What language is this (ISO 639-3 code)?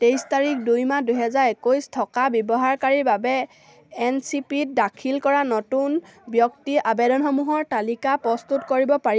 asm